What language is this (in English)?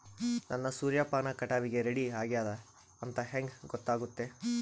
Kannada